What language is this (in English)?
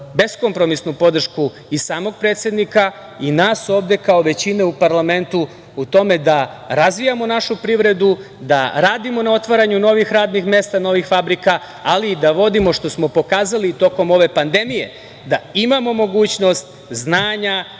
Serbian